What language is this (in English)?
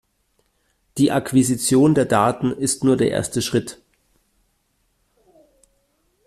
German